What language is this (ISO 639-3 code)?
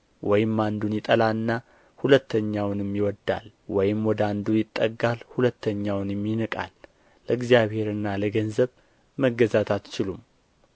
amh